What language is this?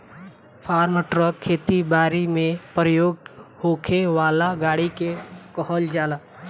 Bhojpuri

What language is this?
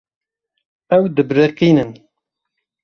Kurdish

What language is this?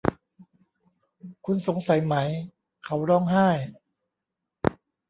Thai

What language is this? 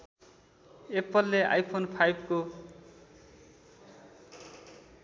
Nepali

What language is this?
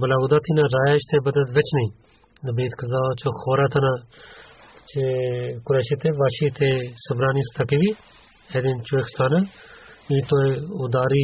Bulgarian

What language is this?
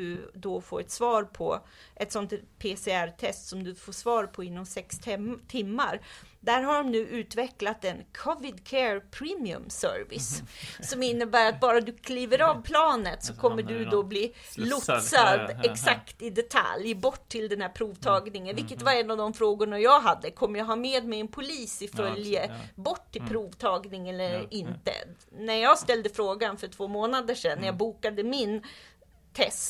Swedish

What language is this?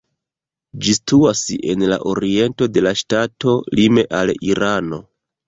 Esperanto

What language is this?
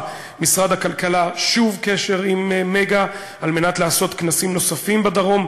Hebrew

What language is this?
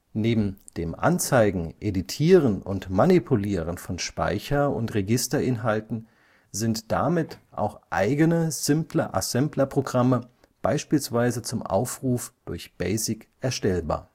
German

